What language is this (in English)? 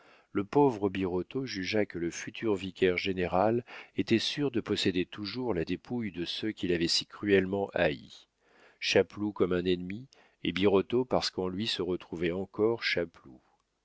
French